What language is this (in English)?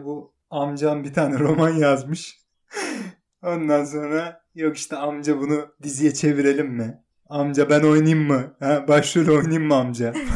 Turkish